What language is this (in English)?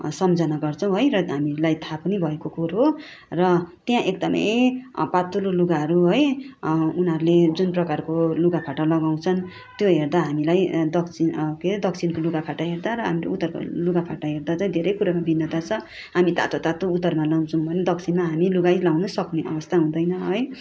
Nepali